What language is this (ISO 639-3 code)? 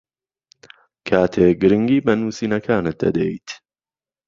ckb